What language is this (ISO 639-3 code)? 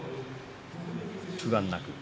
jpn